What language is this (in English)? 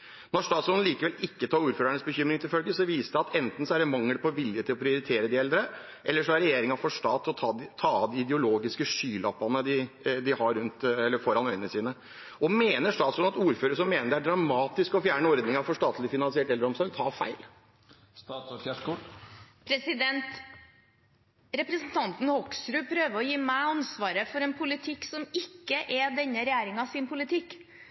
Norwegian Bokmål